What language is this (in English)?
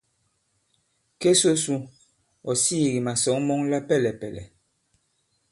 Bankon